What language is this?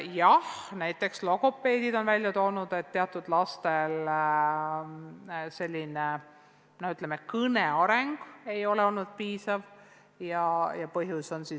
Estonian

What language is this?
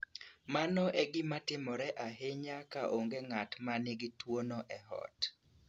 Luo (Kenya and Tanzania)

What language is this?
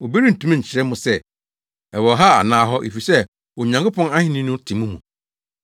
Akan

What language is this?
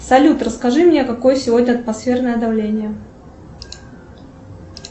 Russian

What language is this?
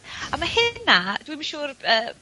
Welsh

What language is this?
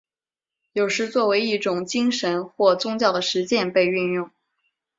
Chinese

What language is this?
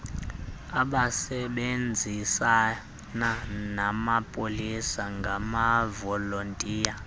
Xhosa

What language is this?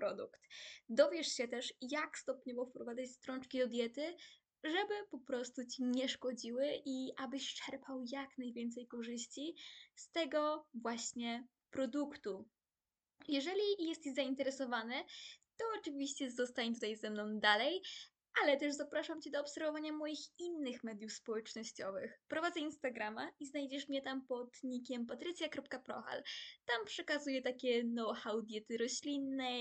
Polish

